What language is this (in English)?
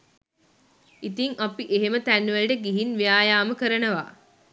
Sinhala